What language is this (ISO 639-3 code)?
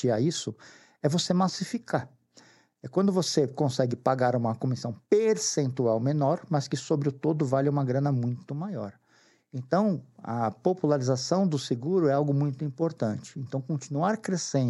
por